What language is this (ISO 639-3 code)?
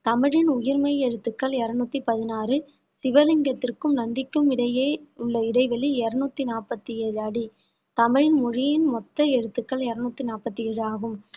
tam